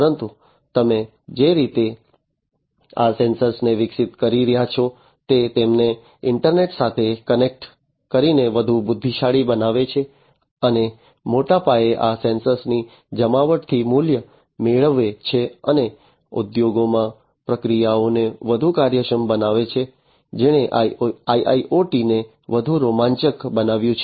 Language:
Gujarati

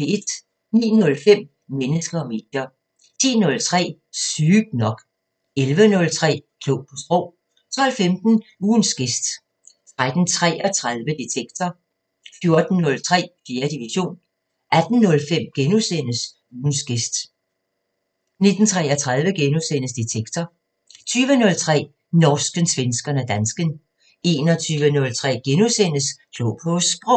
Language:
Danish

